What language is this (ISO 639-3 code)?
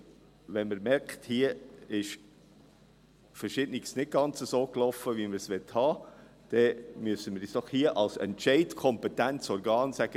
gsw